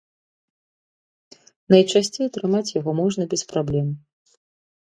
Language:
Belarusian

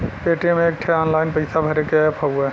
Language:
Bhojpuri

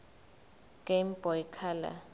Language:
Zulu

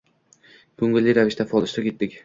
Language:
Uzbek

